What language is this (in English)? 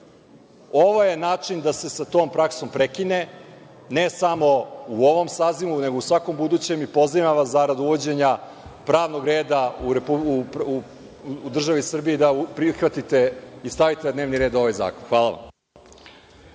Serbian